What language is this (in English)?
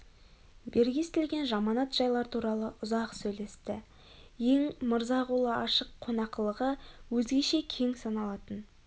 Kazakh